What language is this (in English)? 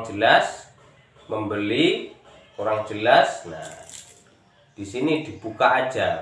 Indonesian